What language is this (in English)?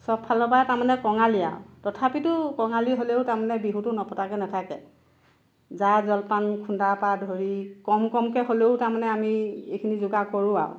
Assamese